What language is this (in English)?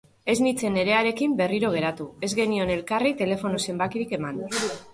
Basque